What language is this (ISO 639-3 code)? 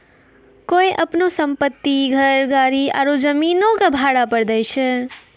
mai